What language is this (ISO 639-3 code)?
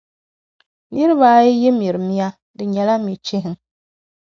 dag